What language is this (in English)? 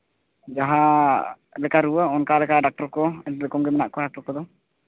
Santali